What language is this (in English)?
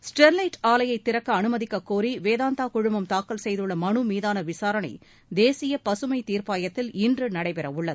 Tamil